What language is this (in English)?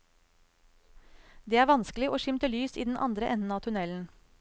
Norwegian